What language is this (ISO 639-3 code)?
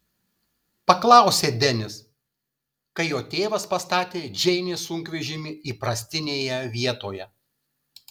lit